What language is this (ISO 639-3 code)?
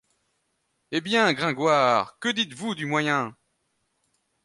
fra